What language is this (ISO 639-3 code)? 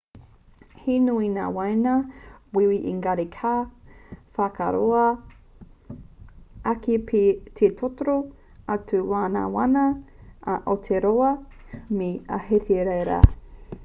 mri